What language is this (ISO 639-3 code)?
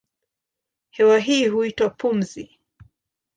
swa